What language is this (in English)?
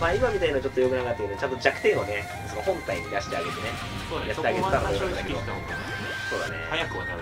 Japanese